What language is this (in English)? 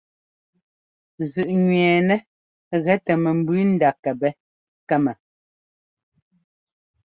Ngomba